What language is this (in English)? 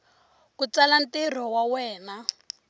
Tsonga